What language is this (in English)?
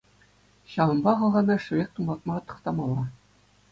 Chuvash